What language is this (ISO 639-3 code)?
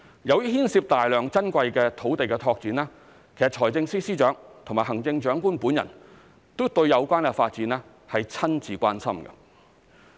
yue